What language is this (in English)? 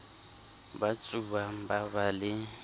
Southern Sotho